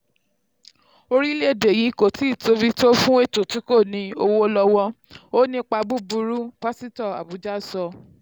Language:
Yoruba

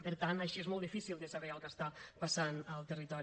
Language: Catalan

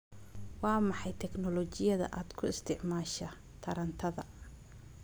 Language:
Somali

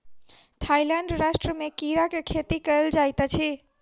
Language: Maithili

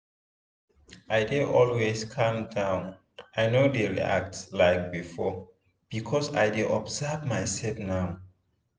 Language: Nigerian Pidgin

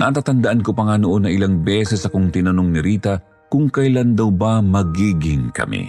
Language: Filipino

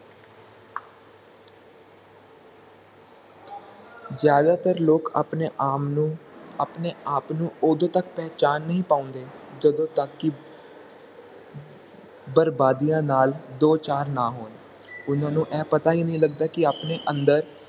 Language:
Punjabi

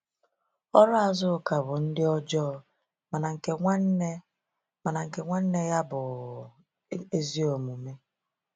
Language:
Igbo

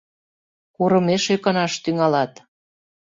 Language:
Mari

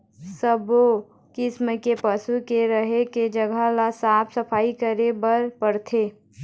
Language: Chhattisgarhi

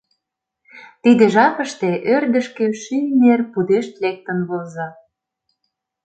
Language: Mari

